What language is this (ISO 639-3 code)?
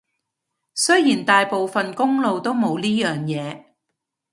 yue